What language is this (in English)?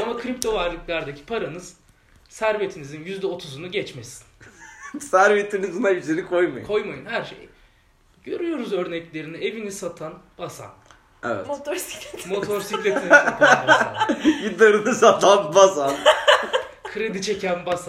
Turkish